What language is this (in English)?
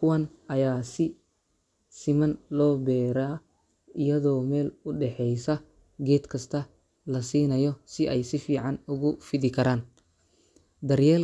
Somali